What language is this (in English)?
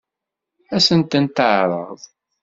Kabyle